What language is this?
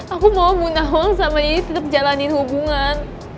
Indonesian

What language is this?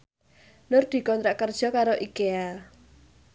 Javanese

